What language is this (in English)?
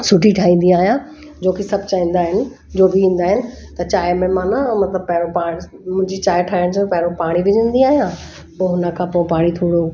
Sindhi